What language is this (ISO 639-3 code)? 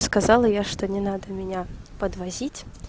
rus